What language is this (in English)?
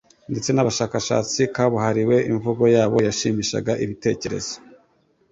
Kinyarwanda